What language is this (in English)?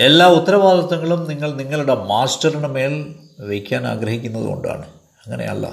Malayalam